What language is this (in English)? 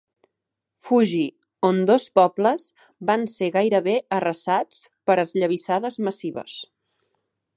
Catalan